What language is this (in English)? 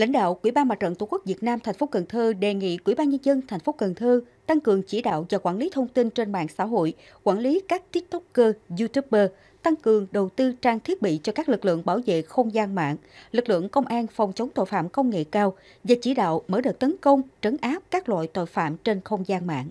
Vietnamese